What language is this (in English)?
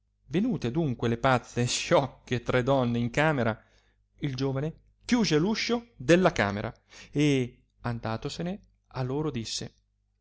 Italian